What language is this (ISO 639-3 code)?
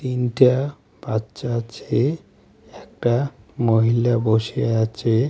ben